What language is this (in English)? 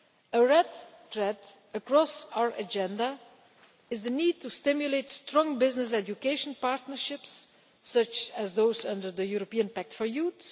English